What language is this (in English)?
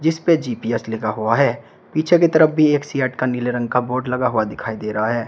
Hindi